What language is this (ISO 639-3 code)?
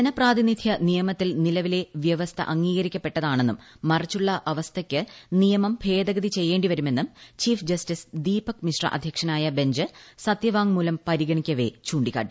mal